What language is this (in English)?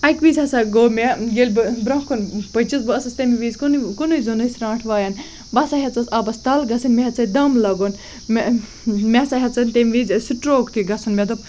Kashmiri